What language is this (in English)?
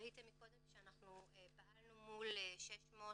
Hebrew